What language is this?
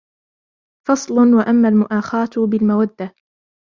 Arabic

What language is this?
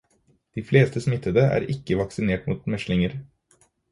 Norwegian Bokmål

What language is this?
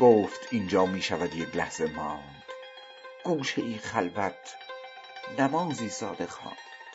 Persian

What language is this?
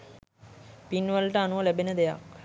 Sinhala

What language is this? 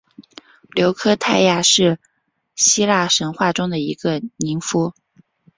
Chinese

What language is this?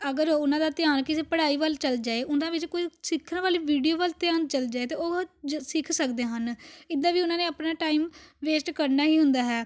Punjabi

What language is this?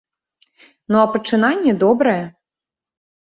Belarusian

